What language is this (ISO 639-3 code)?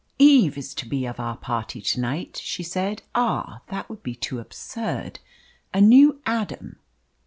eng